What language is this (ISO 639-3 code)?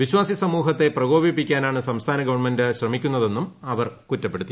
mal